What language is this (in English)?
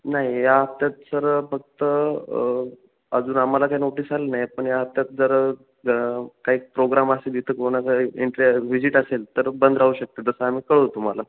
Marathi